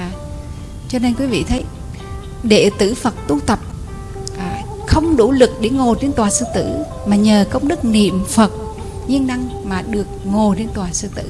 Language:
Vietnamese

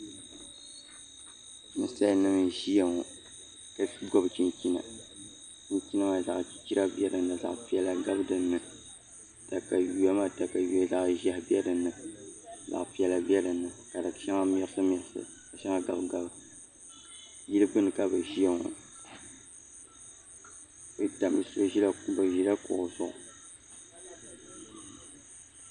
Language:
Dagbani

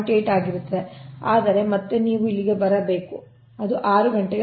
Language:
Kannada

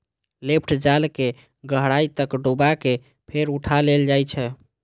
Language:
Maithili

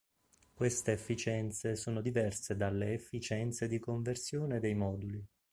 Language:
Italian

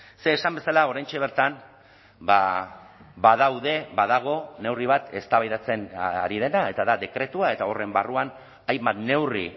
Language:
Basque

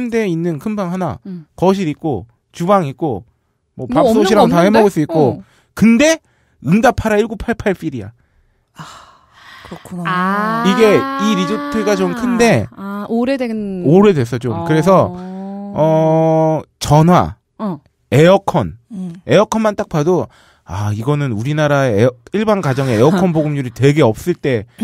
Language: Korean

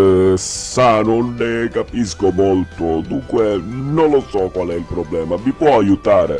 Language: Italian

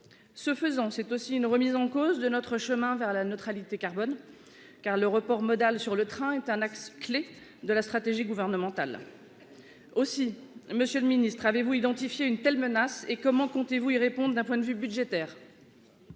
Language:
French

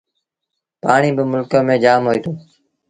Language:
Sindhi Bhil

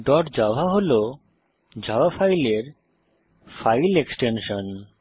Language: Bangla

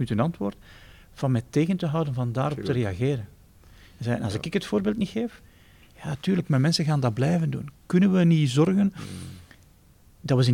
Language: Dutch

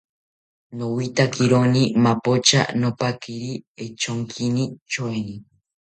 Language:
South Ucayali Ashéninka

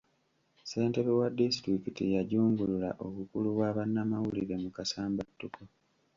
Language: Ganda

